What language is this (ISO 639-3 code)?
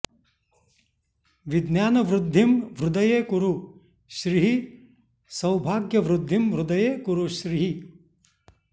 san